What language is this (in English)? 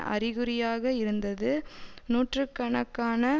Tamil